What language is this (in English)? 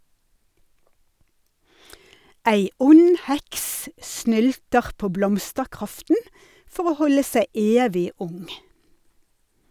Norwegian